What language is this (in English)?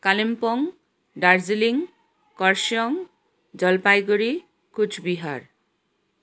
Nepali